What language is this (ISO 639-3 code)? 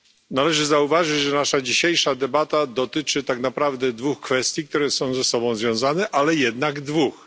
pol